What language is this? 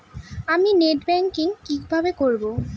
Bangla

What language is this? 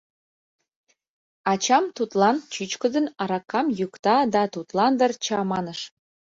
Mari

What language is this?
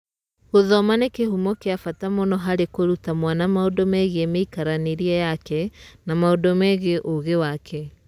Kikuyu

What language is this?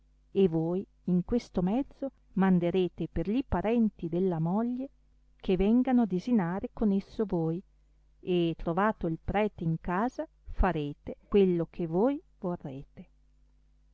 Italian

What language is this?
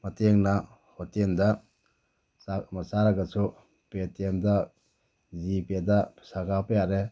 Manipuri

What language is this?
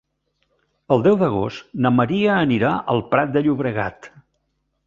Catalan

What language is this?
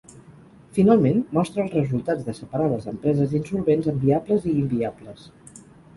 Catalan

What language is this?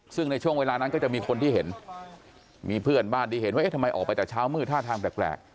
Thai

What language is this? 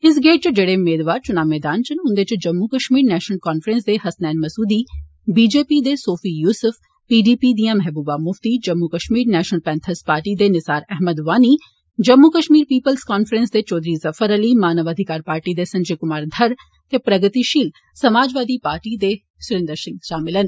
Dogri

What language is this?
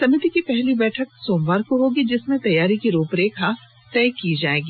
Hindi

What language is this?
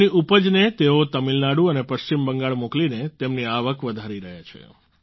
Gujarati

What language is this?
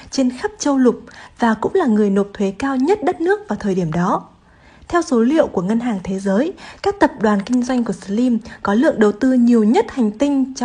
Vietnamese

